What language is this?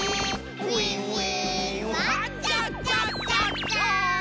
Japanese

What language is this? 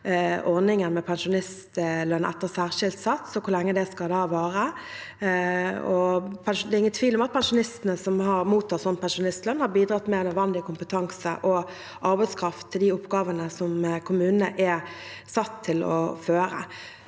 Norwegian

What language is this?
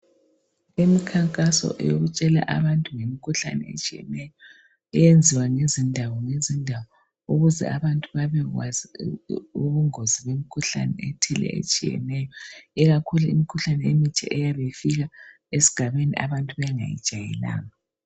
North Ndebele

